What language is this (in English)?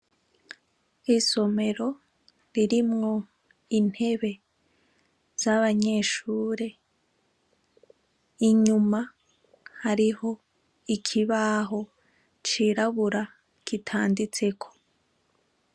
Rundi